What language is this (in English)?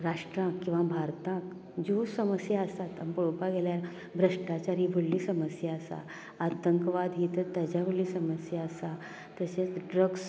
Konkani